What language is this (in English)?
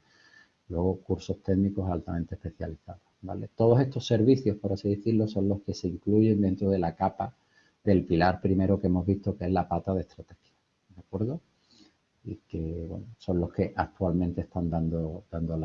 Spanish